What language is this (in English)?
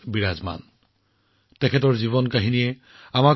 Assamese